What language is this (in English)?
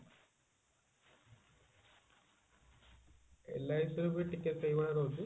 Odia